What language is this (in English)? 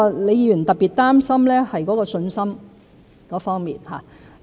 Cantonese